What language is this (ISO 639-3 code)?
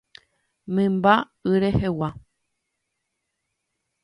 grn